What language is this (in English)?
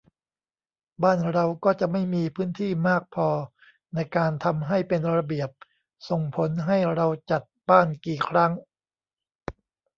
Thai